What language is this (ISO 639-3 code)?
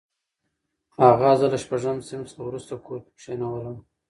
pus